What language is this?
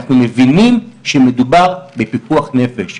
Hebrew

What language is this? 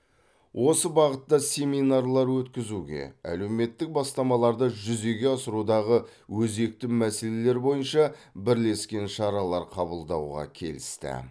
Kazakh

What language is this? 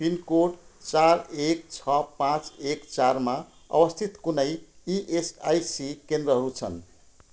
Nepali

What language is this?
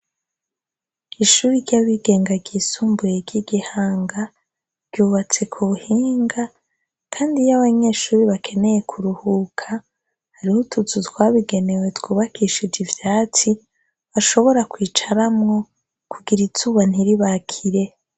Rundi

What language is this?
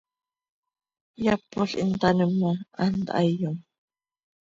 Seri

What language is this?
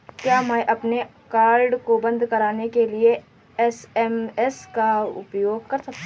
Hindi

